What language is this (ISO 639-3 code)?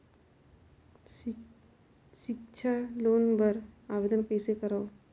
hne